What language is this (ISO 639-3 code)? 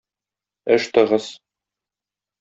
tat